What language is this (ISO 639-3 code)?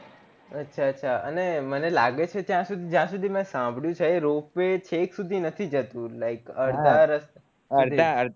guj